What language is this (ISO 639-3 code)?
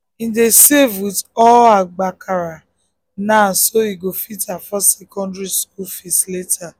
pcm